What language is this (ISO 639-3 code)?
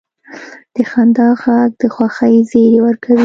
pus